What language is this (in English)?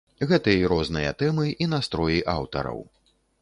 Belarusian